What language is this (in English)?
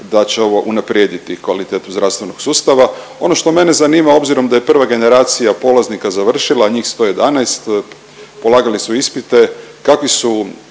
Croatian